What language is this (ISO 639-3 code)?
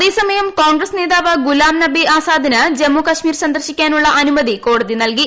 mal